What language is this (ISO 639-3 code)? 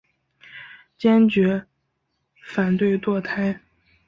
zho